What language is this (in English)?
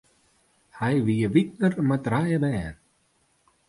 Western Frisian